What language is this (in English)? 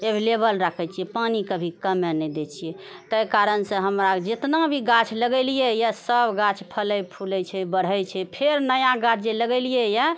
Maithili